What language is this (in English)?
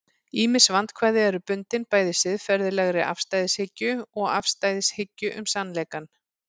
Icelandic